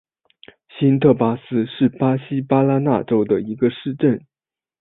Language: Chinese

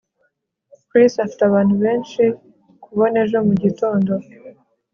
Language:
Kinyarwanda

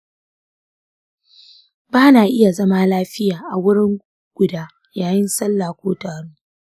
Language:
Hausa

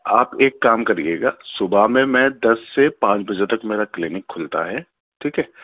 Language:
Urdu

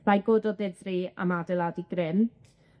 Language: Welsh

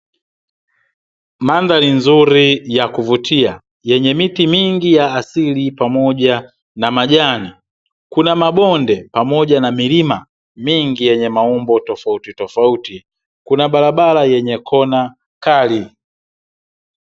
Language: Swahili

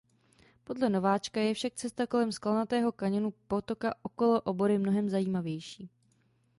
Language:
Czech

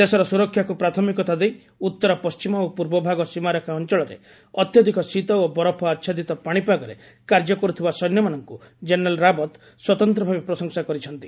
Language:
Odia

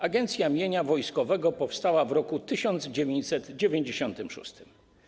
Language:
Polish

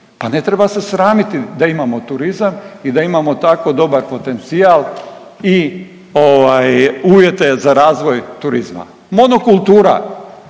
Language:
Croatian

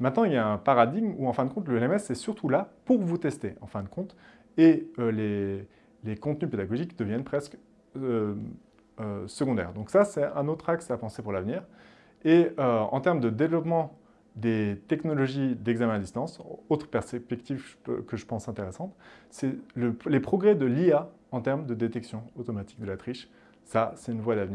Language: French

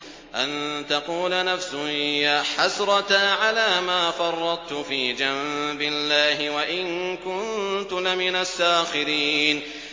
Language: Arabic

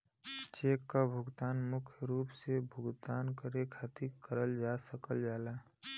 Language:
Bhojpuri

